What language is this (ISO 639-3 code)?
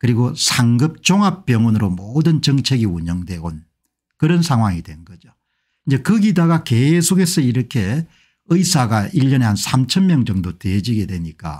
kor